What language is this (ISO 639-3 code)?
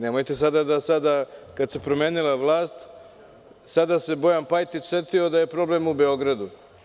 srp